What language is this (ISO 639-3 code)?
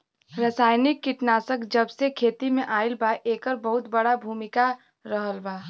bho